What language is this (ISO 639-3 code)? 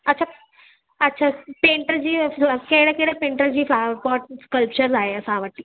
snd